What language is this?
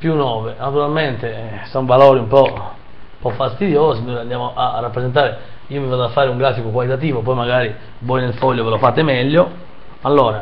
Italian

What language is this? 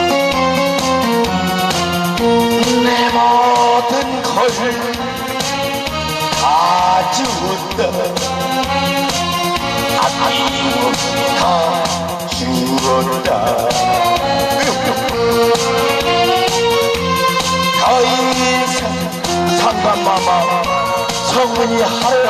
Korean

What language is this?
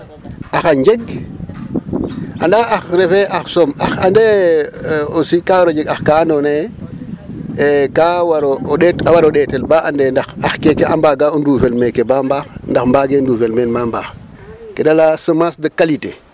Serer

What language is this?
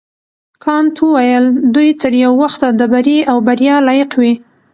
Pashto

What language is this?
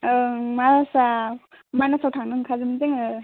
Bodo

